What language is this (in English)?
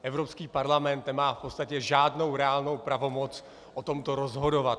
Czech